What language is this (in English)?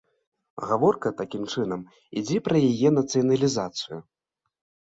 Belarusian